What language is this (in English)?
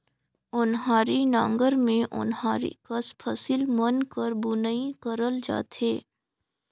Chhattisgarhi